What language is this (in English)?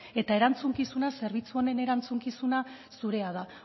Basque